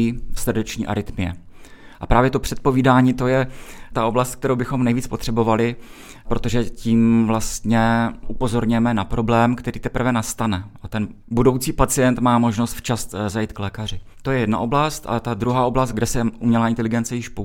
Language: Czech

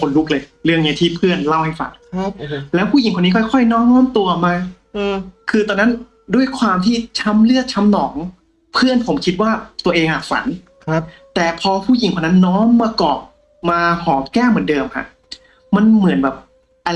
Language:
Thai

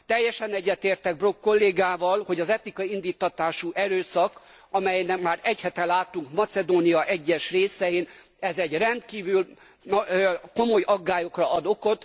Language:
Hungarian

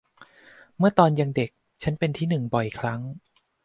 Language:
Thai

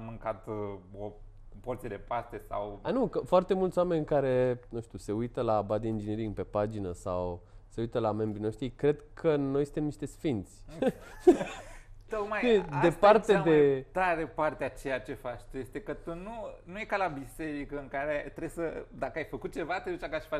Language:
Romanian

